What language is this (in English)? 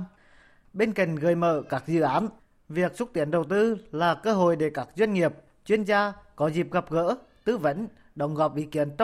Vietnamese